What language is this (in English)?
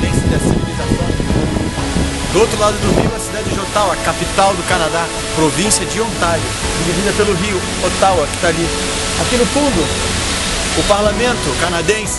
Portuguese